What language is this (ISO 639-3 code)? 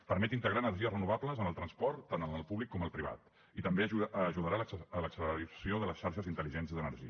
cat